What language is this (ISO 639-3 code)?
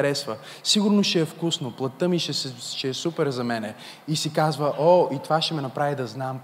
bul